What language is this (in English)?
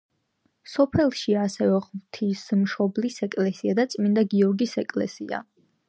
Georgian